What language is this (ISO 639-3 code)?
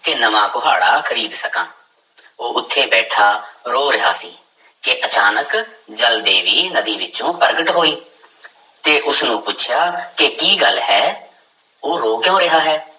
pan